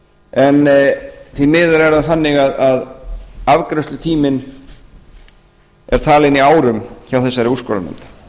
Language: Icelandic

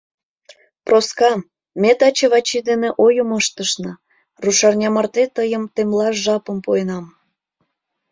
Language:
Mari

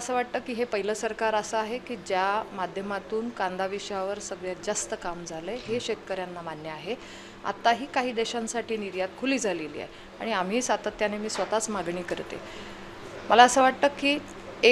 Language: Marathi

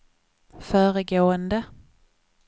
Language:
Swedish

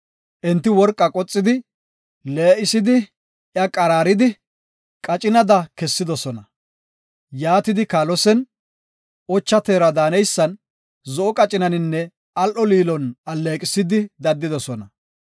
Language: Gofa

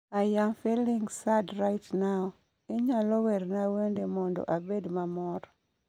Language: Luo (Kenya and Tanzania)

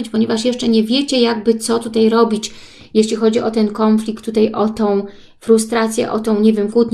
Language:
Polish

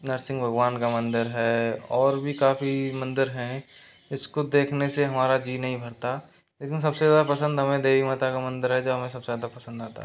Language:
Hindi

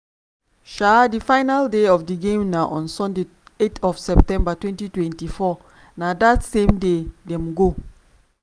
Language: Nigerian Pidgin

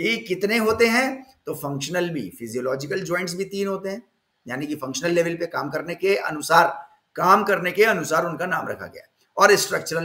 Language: Hindi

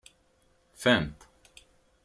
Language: Kabyle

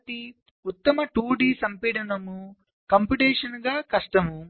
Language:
Telugu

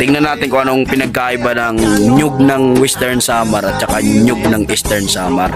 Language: Filipino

